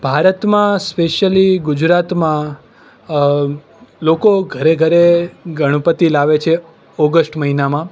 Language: Gujarati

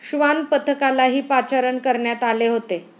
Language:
Marathi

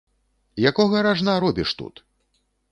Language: Belarusian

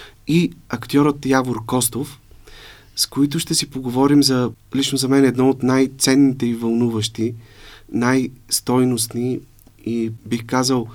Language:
Bulgarian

